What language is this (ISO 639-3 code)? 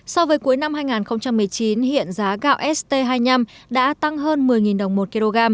vie